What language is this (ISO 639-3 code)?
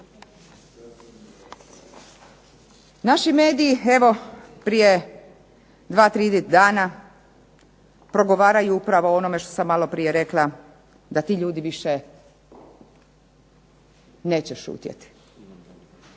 hrv